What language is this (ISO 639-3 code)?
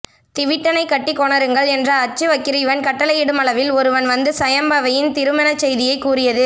tam